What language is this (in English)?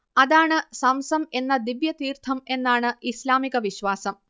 Malayalam